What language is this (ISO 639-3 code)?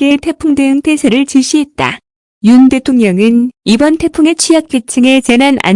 kor